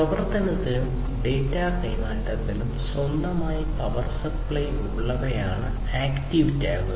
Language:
Malayalam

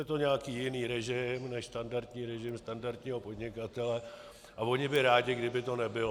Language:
Czech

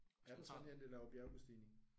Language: Danish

